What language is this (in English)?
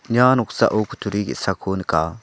Garo